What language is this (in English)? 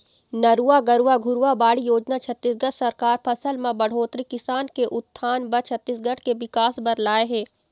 Chhattisgarhi